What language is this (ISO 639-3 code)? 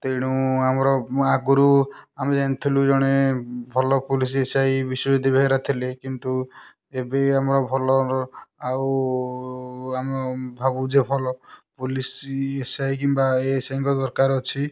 ori